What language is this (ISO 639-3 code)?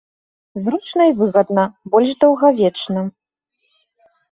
bel